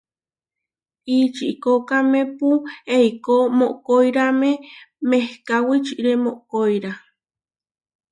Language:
Huarijio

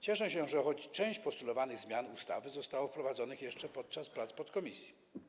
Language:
Polish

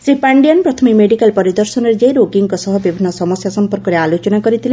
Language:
Odia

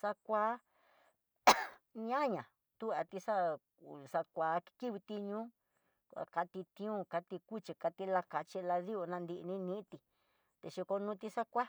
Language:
Tidaá Mixtec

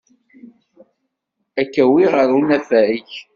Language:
Kabyle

